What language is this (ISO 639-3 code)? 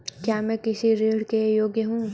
hin